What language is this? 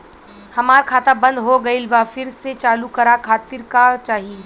Bhojpuri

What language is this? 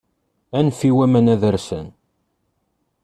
Kabyle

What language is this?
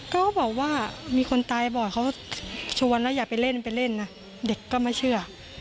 Thai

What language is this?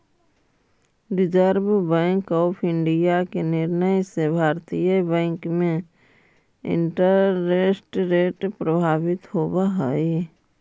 Magahi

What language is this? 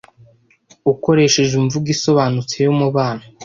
Kinyarwanda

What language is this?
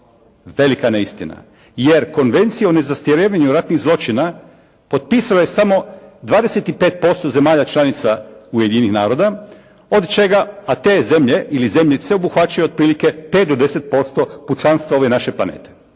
Croatian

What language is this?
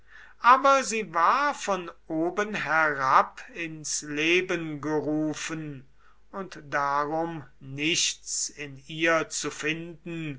German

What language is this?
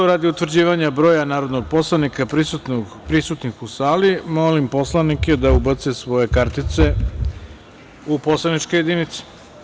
Serbian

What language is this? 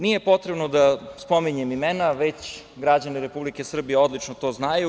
Serbian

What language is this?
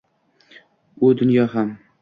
Uzbek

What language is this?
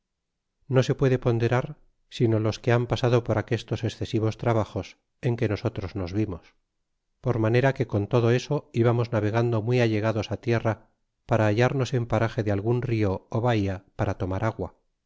Spanish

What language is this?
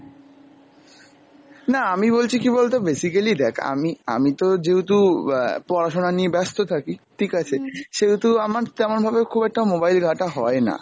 Bangla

